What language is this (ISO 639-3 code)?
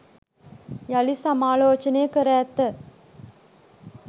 sin